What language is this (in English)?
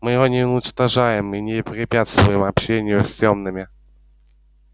Russian